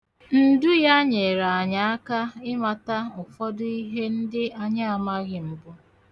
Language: Igbo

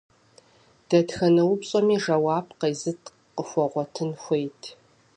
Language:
Kabardian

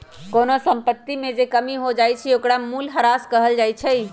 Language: Magahi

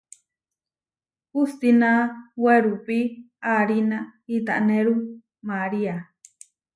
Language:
Huarijio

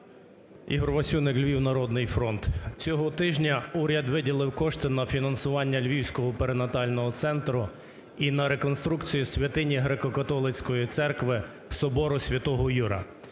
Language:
Ukrainian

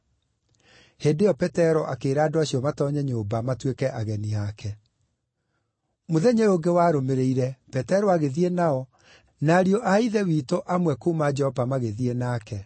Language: Kikuyu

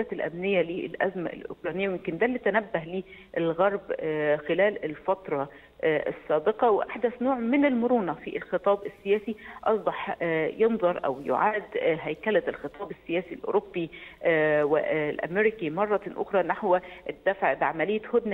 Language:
Arabic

